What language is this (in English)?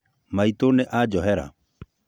Kikuyu